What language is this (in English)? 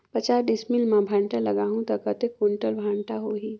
Chhattisgarhi